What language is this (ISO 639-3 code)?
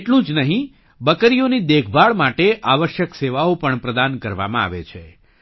guj